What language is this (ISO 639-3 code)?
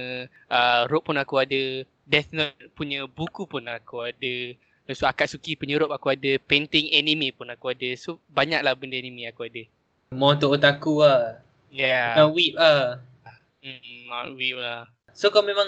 msa